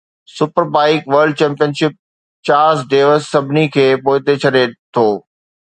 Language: Sindhi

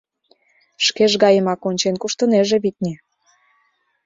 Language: Mari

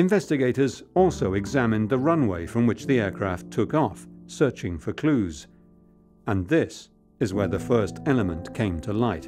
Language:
English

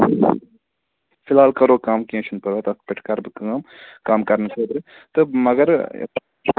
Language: Kashmiri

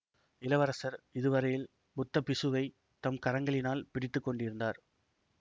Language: Tamil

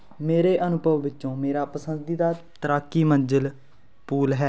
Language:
Punjabi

